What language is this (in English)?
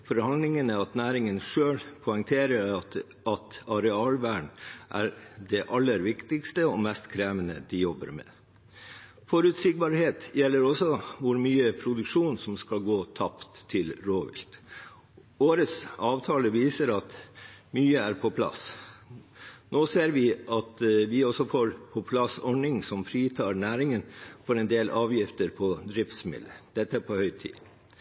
Norwegian Bokmål